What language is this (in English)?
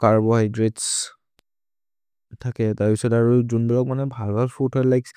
Maria (India)